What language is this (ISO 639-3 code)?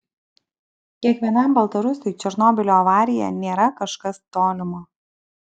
lit